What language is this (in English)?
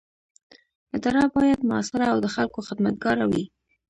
Pashto